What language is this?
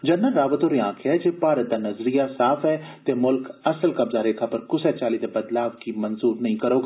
Dogri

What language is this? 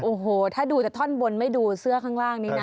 Thai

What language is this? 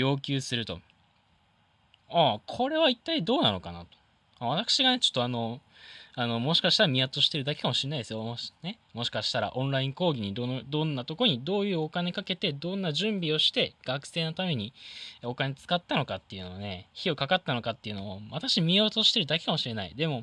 Japanese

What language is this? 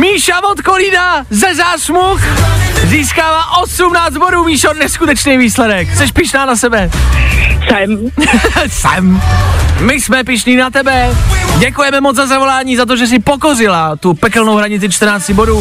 Czech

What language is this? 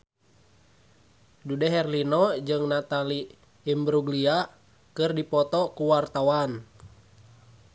Sundanese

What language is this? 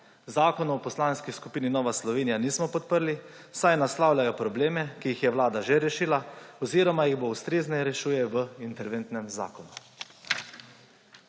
Slovenian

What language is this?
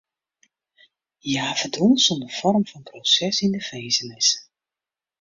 Western Frisian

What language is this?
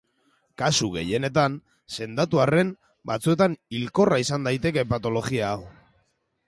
Basque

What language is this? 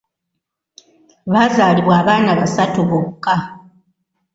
Ganda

